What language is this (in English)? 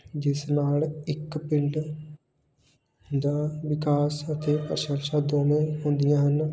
Punjabi